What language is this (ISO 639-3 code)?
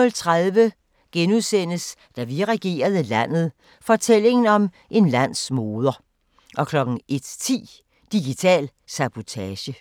dan